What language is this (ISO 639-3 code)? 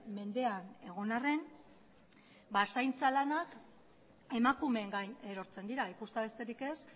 eus